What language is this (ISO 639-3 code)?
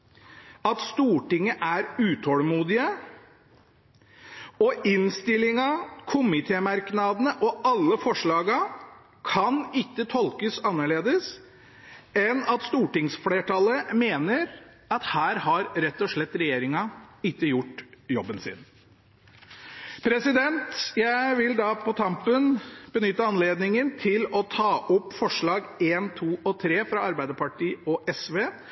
nob